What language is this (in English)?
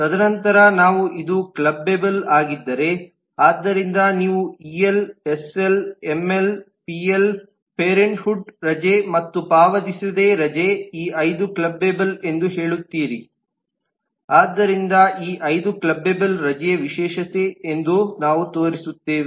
Kannada